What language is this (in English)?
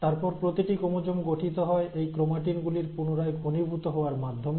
Bangla